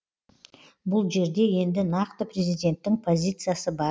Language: Kazakh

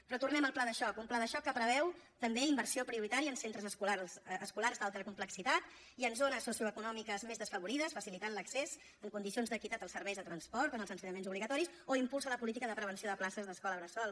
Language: Catalan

